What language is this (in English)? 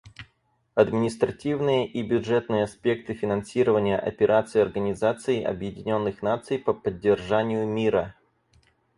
Russian